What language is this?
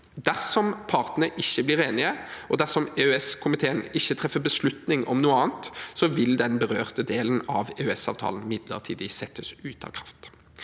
Norwegian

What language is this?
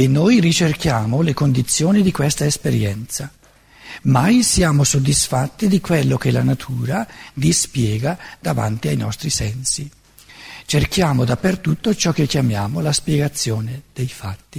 Italian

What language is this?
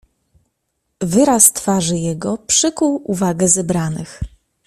Polish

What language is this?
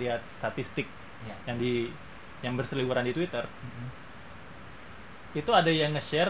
Indonesian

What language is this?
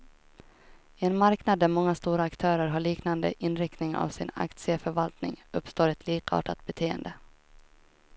Swedish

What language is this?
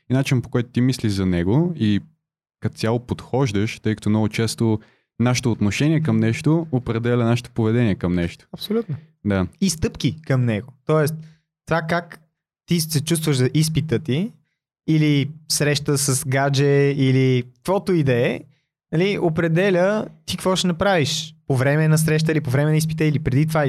Bulgarian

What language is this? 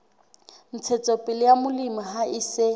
Southern Sotho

